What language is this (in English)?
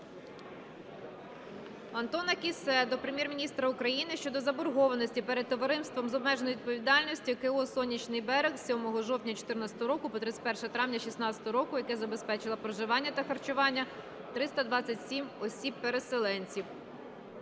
Ukrainian